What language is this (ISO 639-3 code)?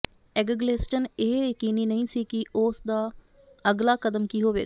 pan